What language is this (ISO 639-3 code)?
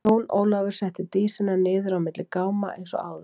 isl